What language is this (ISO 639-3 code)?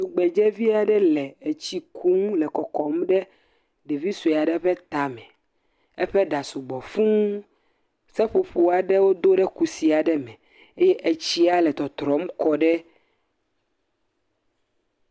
ewe